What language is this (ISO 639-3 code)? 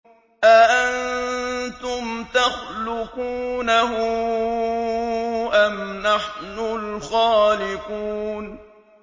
ara